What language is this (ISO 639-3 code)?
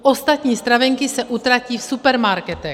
ces